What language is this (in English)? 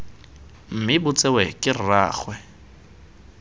Tswana